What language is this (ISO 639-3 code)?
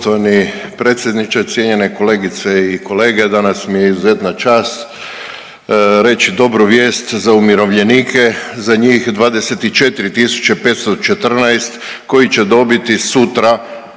hrv